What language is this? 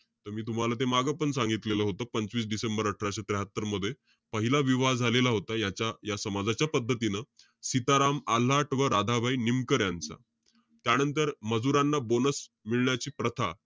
Marathi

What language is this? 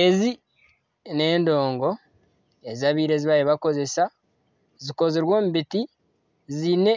Nyankole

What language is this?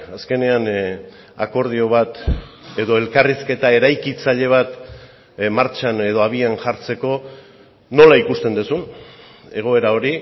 Basque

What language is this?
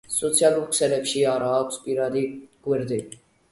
Georgian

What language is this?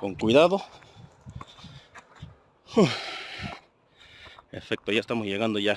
Spanish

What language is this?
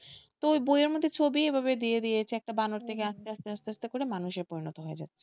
Bangla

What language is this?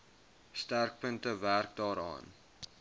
Afrikaans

